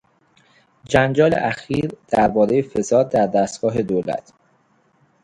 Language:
Persian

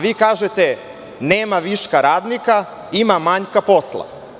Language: Serbian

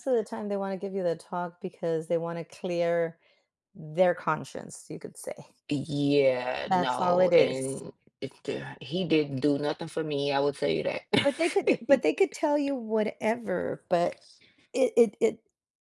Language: English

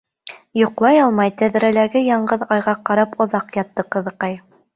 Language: Bashkir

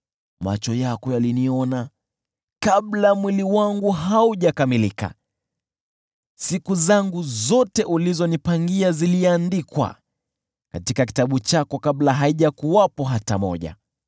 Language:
Swahili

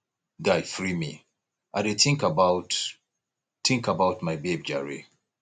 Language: Nigerian Pidgin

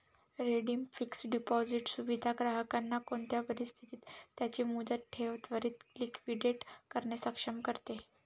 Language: Marathi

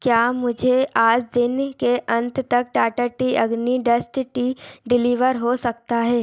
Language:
Hindi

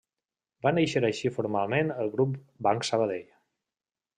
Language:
Catalan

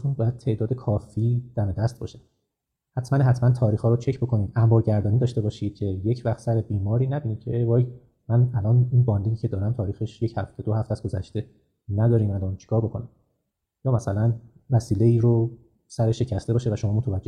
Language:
Persian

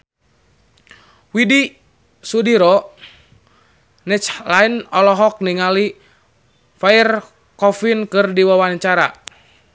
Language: Sundanese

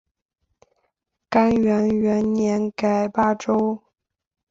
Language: Chinese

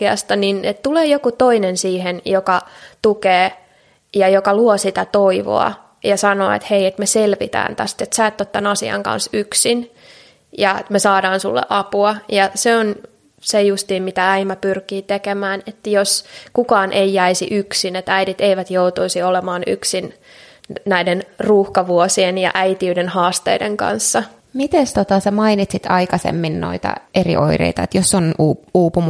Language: Finnish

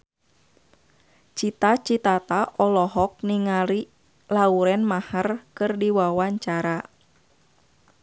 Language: Sundanese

